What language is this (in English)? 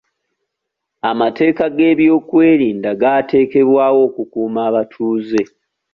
Ganda